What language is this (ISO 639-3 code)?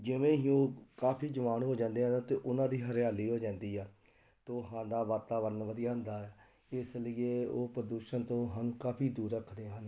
pan